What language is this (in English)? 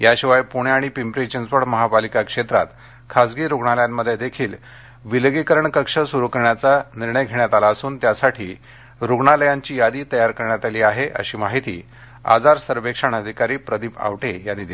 Marathi